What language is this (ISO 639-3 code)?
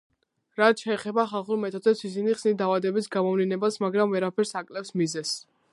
kat